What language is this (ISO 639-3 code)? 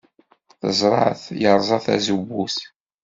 kab